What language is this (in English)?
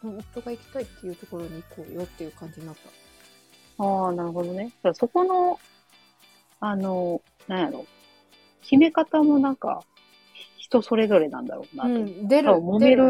Japanese